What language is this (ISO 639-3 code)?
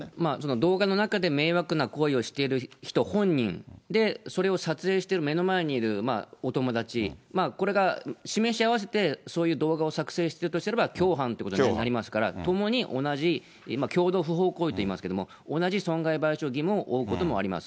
jpn